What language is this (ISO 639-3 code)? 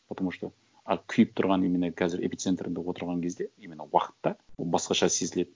kaz